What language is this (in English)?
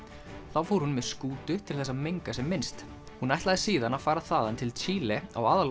Icelandic